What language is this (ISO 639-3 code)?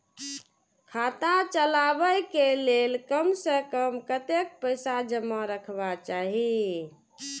mai